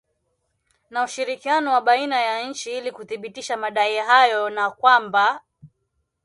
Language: Swahili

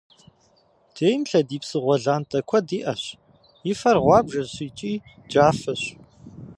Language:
Kabardian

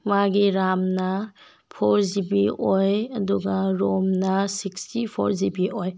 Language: Manipuri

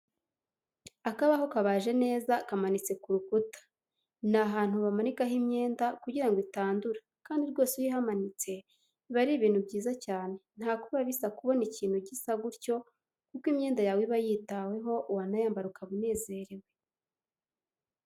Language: Kinyarwanda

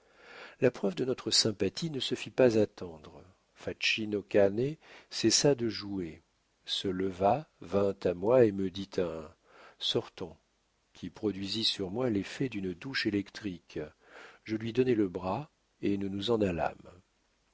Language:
French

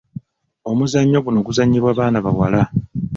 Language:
Ganda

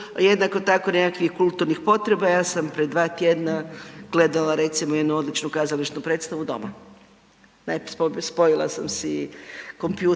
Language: Croatian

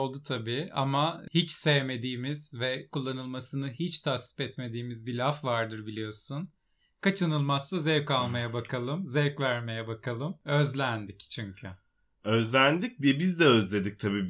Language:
Turkish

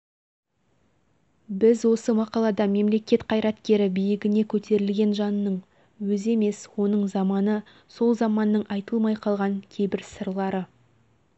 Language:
Kazakh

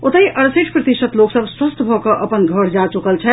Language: Maithili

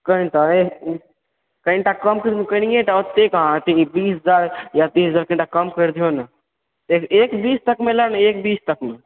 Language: Maithili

